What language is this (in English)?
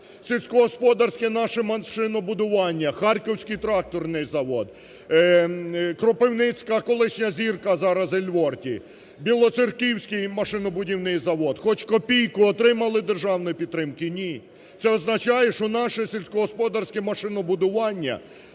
Ukrainian